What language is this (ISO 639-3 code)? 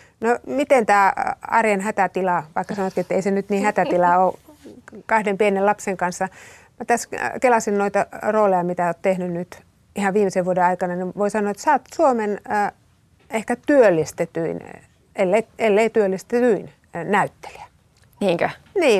fin